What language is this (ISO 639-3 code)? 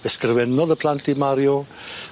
cym